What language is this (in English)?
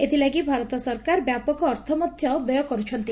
Odia